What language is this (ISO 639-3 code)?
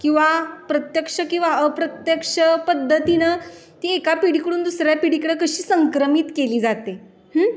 mar